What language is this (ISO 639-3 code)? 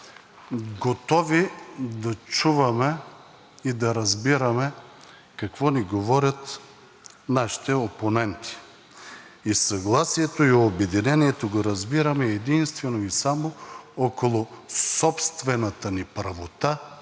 bul